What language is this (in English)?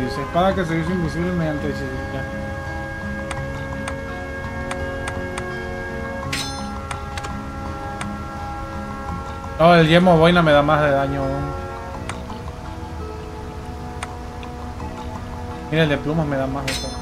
Spanish